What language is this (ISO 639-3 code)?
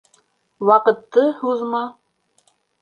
bak